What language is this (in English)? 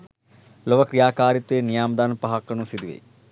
Sinhala